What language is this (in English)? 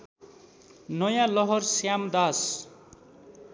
Nepali